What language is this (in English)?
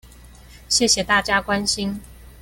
Chinese